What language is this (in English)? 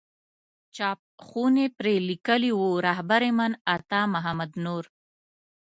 Pashto